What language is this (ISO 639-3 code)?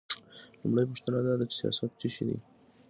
pus